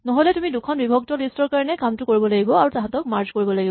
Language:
Assamese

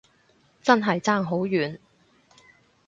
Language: Cantonese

